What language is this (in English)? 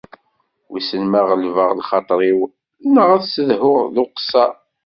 Kabyle